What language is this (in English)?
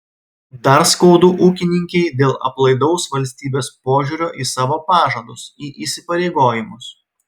Lithuanian